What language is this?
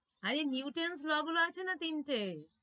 Bangla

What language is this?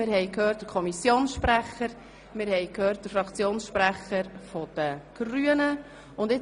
Swiss German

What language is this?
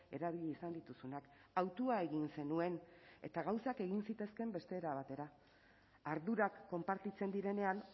Basque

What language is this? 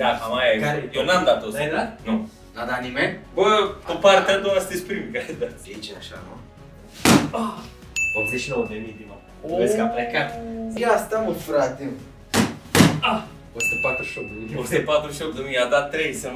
Romanian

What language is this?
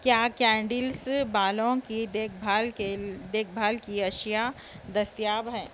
Urdu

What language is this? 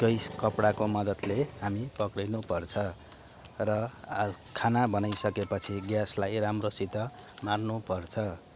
Nepali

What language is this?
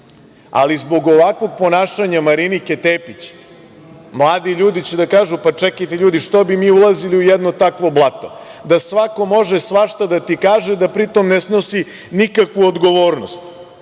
Serbian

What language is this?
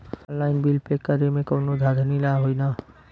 Bhojpuri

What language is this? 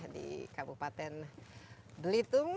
Indonesian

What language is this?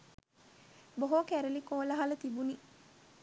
Sinhala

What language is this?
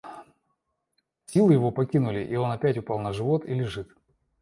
Russian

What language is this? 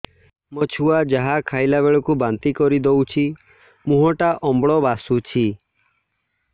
Odia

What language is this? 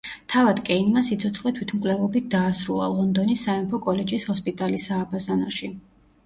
Georgian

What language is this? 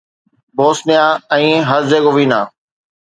Sindhi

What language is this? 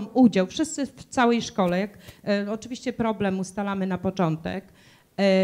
Polish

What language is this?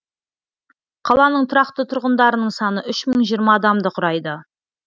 Kazakh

